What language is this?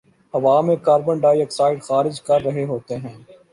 Urdu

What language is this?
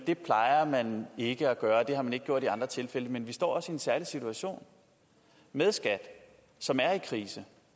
Danish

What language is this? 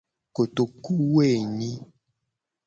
Gen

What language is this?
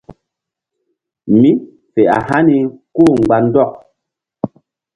Mbum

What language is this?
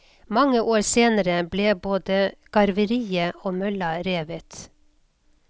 Norwegian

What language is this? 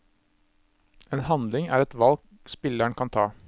Norwegian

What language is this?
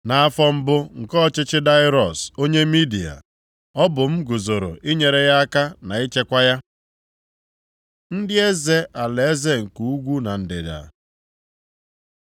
Igbo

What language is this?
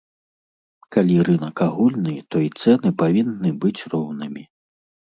Belarusian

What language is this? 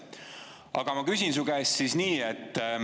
Estonian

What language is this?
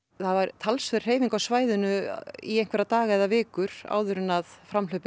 Icelandic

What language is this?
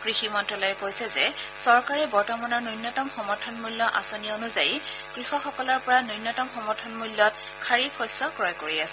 Assamese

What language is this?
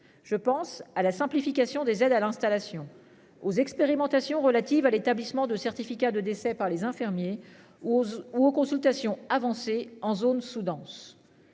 French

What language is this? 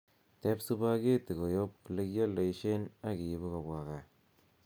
Kalenjin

